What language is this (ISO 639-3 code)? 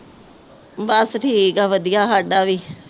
pan